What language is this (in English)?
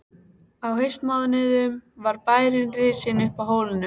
Icelandic